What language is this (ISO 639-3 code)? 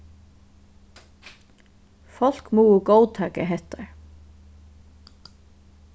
fao